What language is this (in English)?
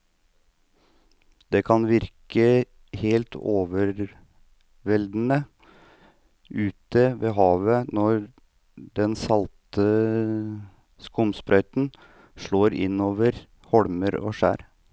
Norwegian